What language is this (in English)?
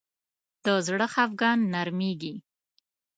Pashto